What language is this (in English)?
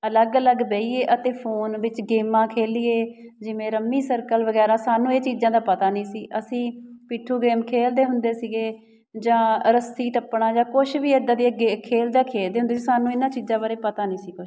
Punjabi